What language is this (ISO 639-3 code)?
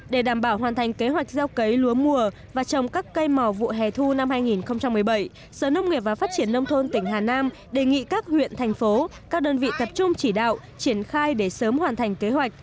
vie